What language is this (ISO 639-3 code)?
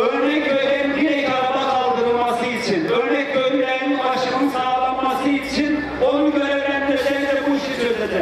tur